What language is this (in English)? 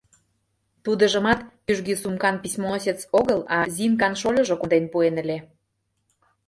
Mari